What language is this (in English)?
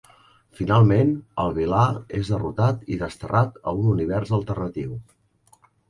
Catalan